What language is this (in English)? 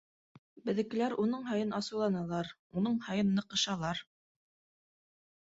Bashkir